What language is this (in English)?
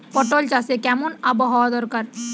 Bangla